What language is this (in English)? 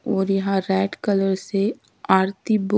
Hindi